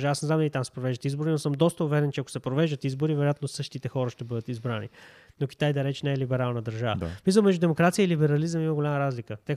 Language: Bulgarian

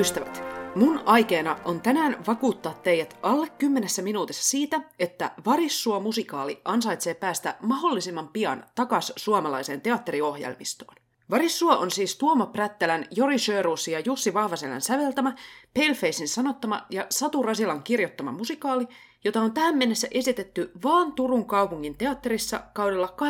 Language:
Finnish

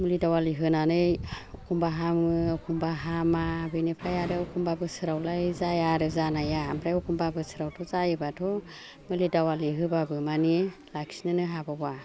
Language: Bodo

